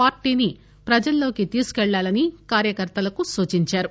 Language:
Telugu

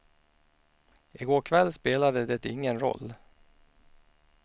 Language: Swedish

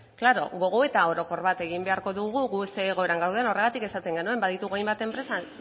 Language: Basque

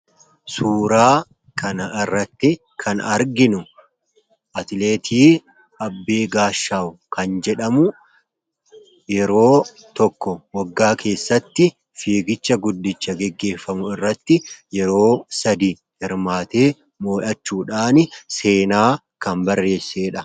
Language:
Oromo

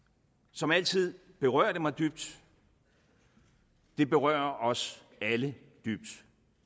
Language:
Danish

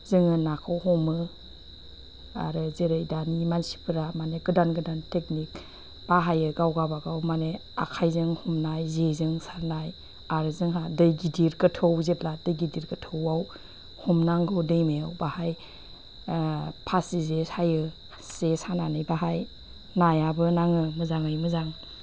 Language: Bodo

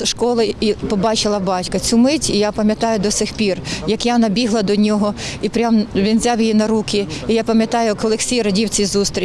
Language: Ukrainian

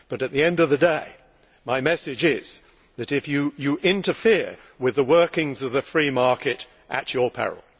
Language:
English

